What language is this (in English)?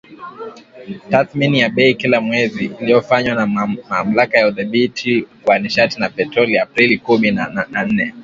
Swahili